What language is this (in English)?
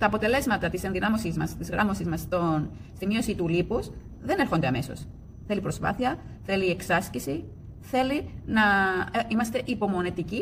Greek